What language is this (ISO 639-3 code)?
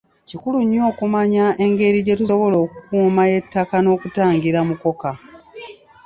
lug